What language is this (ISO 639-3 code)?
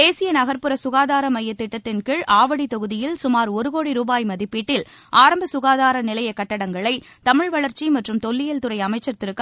tam